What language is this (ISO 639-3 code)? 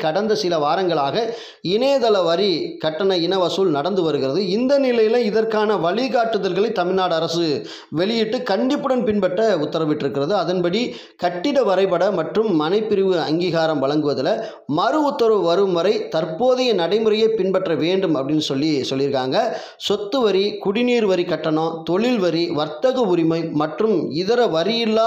ara